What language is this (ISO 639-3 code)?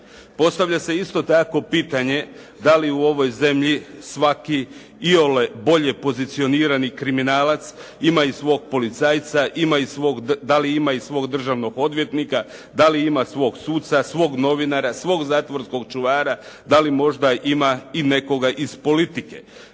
hrv